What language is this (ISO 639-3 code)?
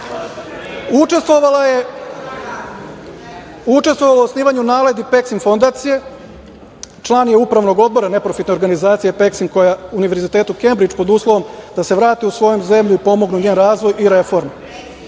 srp